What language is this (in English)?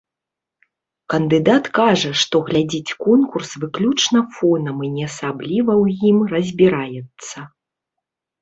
Belarusian